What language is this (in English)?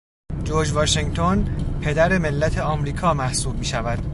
Persian